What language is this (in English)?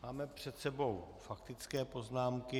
Czech